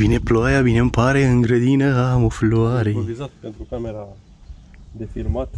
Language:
Romanian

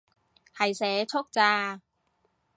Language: Cantonese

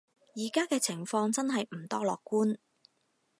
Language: Cantonese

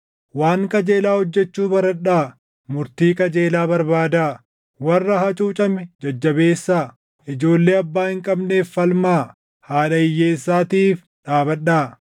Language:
Oromo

